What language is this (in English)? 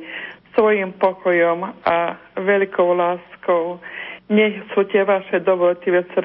Slovak